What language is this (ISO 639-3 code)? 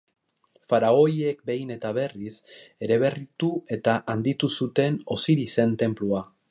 eus